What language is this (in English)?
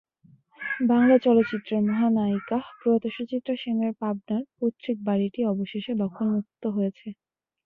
Bangla